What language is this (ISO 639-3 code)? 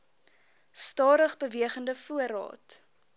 afr